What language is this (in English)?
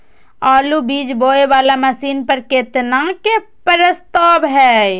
Maithili